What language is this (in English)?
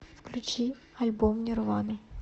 Russian